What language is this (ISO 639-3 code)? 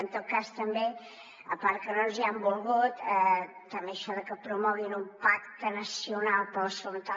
cat